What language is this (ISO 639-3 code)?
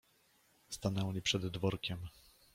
pol